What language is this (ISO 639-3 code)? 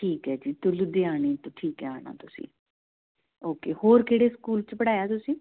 pan